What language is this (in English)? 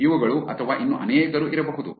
Kannada